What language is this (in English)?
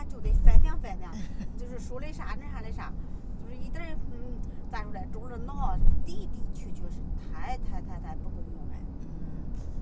Chinese